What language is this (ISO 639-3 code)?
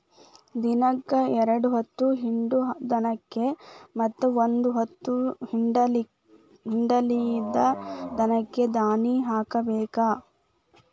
kan